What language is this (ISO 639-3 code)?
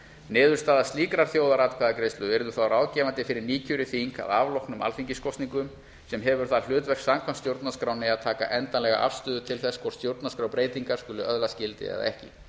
isl